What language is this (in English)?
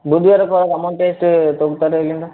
Kannada